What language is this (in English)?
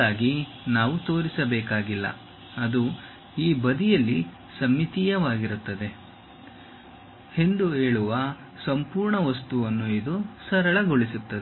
Kannada